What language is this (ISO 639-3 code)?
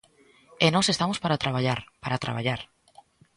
glg